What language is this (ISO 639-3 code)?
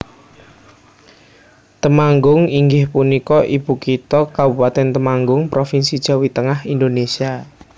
jav